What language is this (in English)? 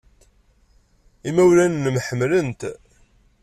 Kabyle